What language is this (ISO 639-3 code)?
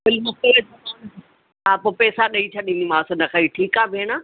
snd